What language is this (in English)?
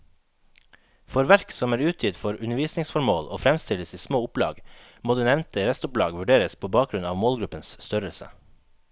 Norwegian